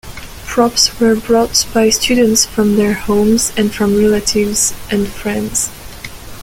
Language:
English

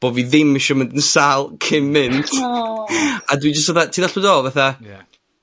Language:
Welsh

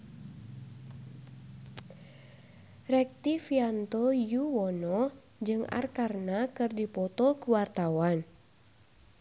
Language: Sundanese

